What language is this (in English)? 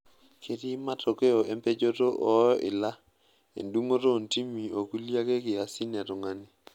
Masai